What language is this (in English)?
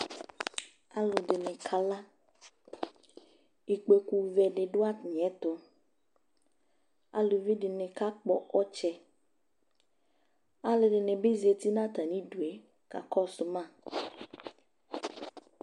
Ikposo